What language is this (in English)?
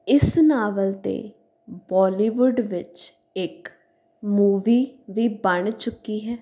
Punjabi